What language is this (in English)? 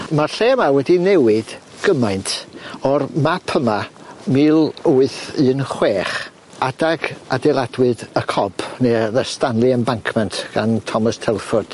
Welsh